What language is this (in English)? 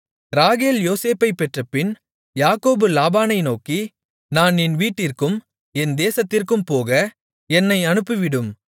Tamil